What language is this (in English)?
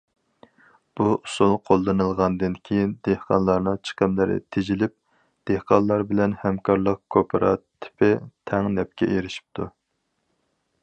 Uyghur